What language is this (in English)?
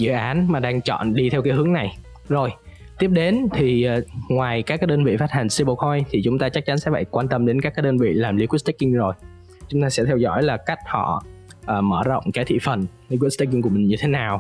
Vietnamese